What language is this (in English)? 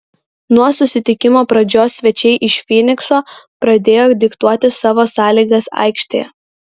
Lithuanian